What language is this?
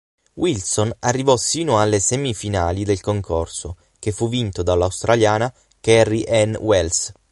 Italian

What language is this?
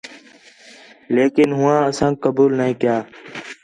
Khetrani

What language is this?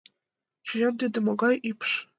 Mari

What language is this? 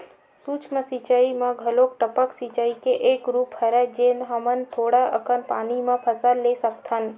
Chhattisgarhi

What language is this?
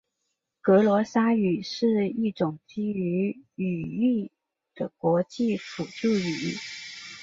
Chinese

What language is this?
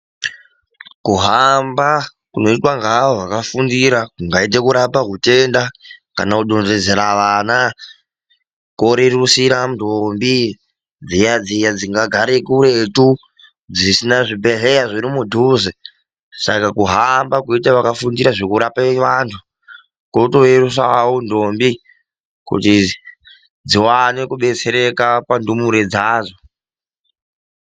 Ndau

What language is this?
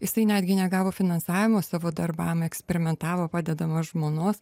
Lithuanian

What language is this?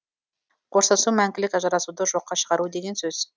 Kazakh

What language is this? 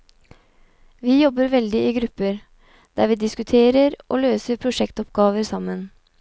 Norwegian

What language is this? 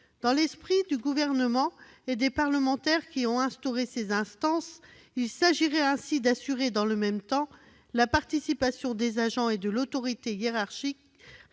French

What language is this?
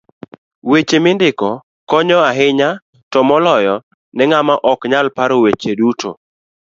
Luo (Kenya and Tanzania)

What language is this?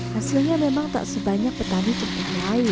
Indonesian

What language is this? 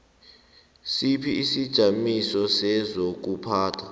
South Ndebele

